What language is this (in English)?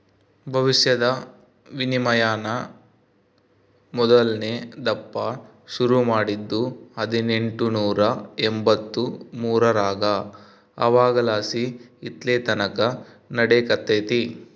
Kannada